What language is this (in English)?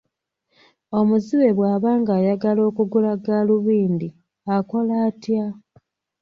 Ganda